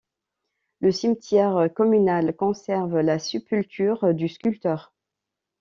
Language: French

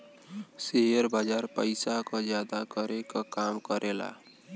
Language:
Bhojpuri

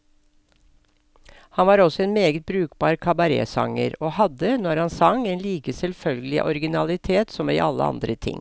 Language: Norwegian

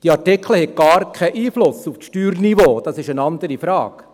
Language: Swiss German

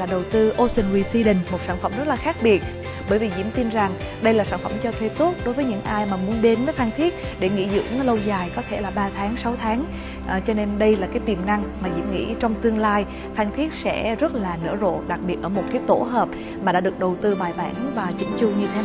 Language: Vietnamese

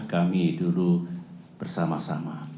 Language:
Indonesian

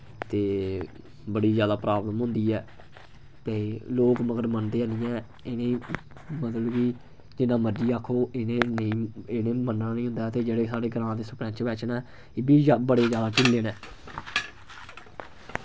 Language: Dogri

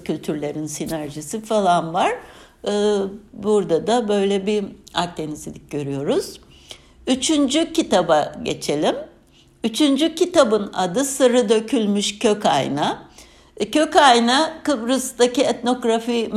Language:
Turkish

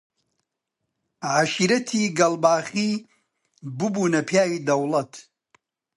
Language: Central Kurdish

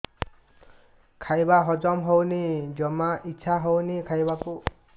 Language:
Odia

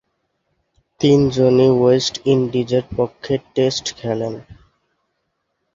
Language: Bangla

